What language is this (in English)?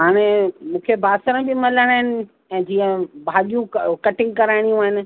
Sindhi